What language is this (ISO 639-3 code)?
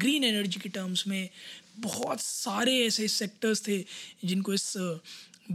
hin